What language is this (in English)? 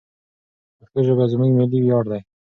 Pashto